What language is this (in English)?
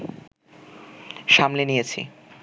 Bangla